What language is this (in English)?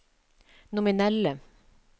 Norwegian